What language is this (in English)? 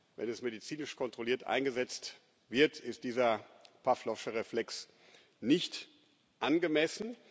German